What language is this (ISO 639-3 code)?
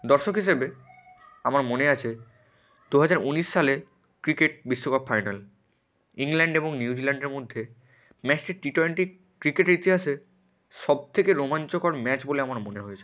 ben